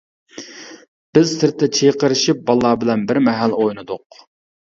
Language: Uyghur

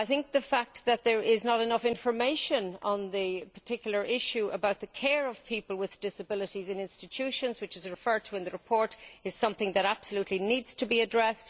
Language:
English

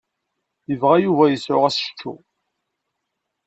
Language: Kabyle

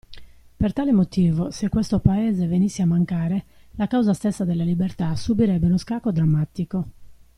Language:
Italian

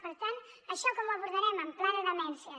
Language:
Catalan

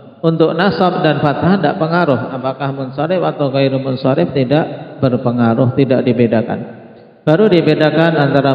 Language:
Indonesian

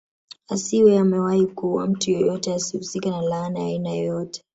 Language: Swahili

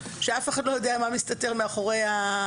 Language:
Hebrew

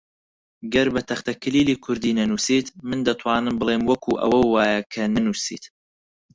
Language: Central Kurdish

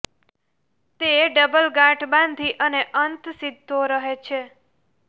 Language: Gujarati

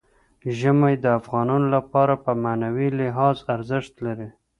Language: Pashto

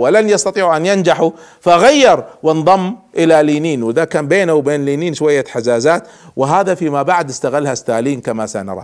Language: Arabic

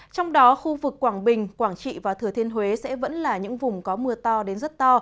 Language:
Vietnamese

